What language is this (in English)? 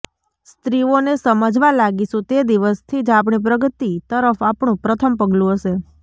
Gujarati